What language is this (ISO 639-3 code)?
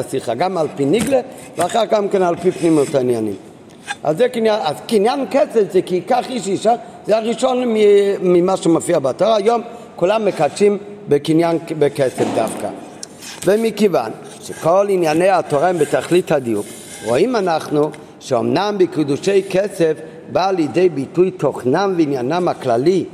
heb